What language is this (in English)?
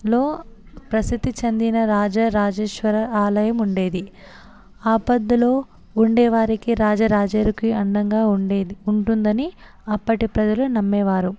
Telugu